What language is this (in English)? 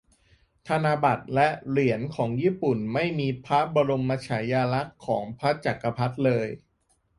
Thai